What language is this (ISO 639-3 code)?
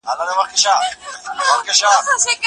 pus